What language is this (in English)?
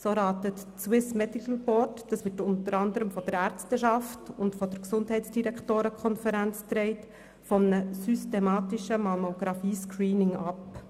Swiss German